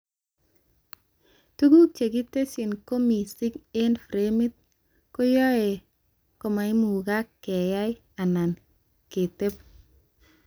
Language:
Kalenjin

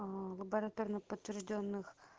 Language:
Russian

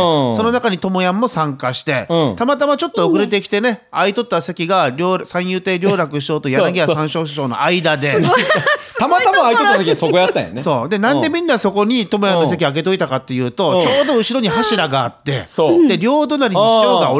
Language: Japanese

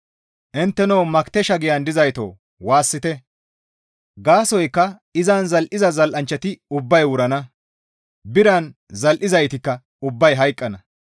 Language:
Gamo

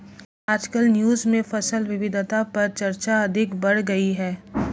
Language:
Hindi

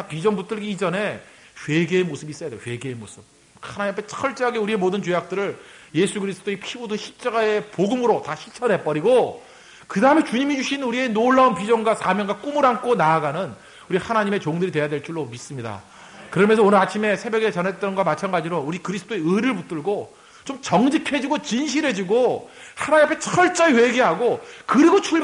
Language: Korean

